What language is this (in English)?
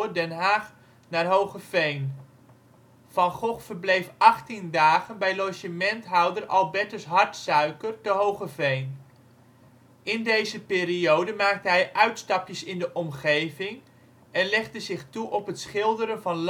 Dutch